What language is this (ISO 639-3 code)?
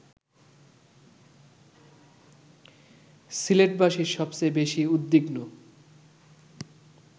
ben